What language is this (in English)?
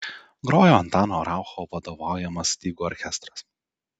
Lithuanian